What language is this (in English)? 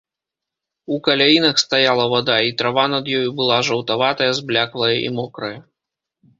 Belarusian